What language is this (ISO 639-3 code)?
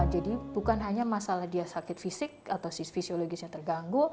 ind